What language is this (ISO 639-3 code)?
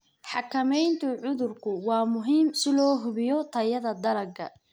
som